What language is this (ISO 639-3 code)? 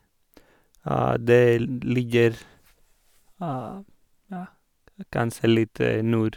nor